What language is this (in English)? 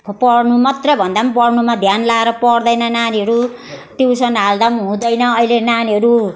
Nepali